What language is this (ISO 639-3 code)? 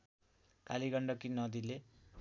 nep